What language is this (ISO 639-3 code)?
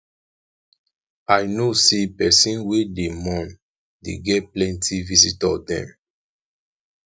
pcm